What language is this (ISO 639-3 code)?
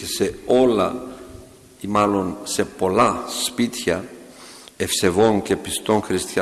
ell